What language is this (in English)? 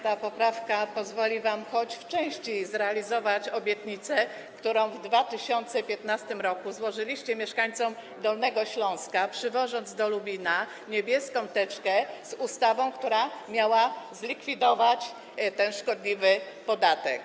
Polish